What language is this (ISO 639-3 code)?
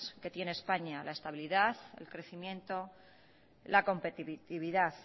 spa